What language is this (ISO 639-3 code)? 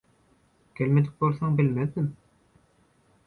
tuk